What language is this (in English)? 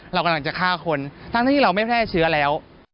Thai